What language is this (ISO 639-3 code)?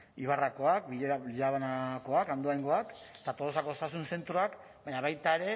eus